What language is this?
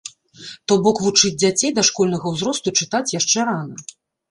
Belarusian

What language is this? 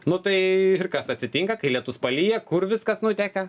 Lithuanian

